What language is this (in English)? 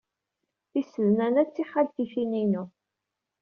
Kabyle